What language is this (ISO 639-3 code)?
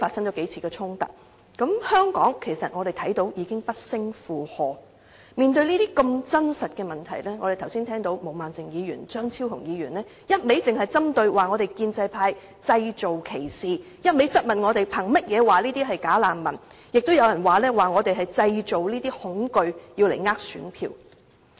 yue